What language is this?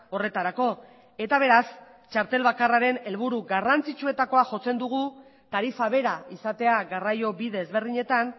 Basque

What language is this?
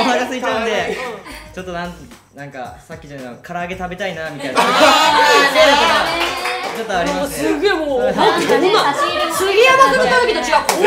Japanese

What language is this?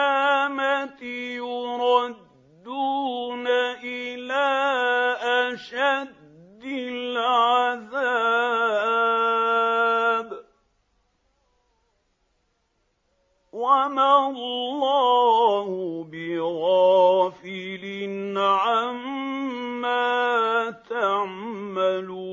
Arabic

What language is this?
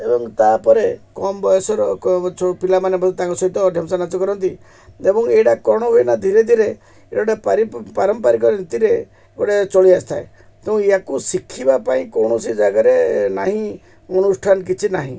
Odia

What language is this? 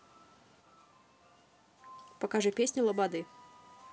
Russian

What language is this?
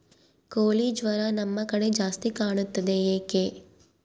Kannada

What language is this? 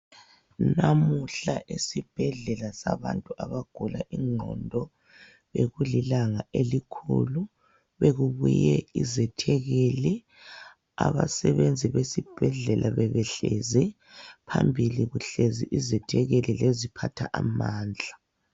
North Ndebele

